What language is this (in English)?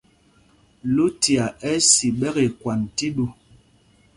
Mpumpong